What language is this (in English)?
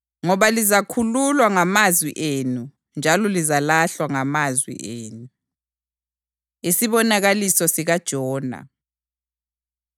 North Ndebele